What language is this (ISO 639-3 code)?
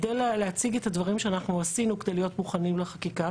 heb